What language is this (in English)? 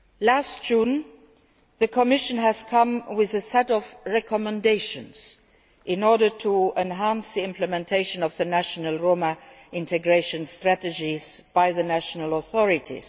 English